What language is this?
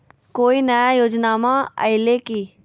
Magahi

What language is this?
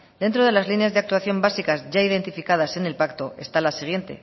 Spanish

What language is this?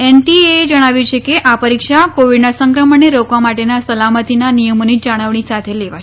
Gujarati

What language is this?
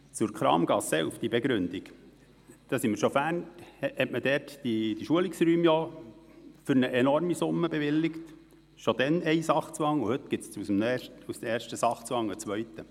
Swiss German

